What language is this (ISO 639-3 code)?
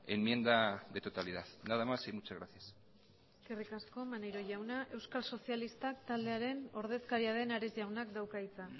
eus